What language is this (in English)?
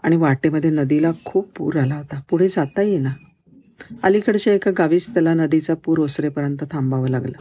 Marathi